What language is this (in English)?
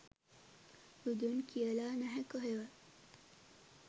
Sinhala